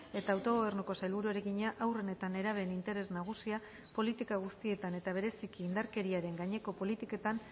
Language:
Basque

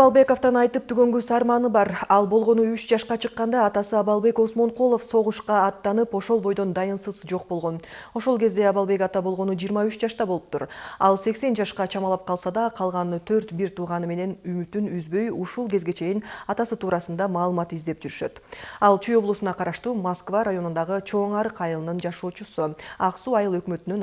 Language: Russian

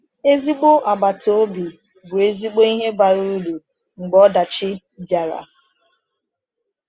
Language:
Igbo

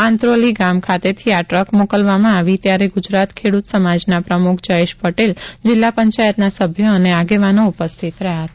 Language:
Gujarati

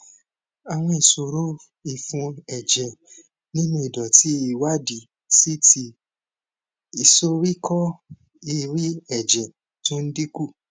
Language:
Yoruba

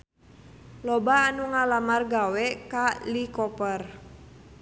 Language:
Sundanese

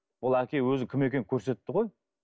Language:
Kazakh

